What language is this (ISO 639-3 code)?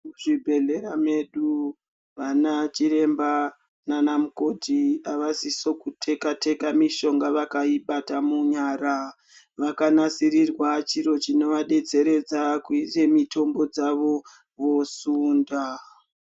ndc